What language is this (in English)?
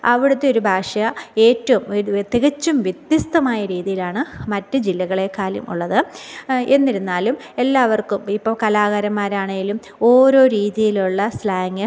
Malayalam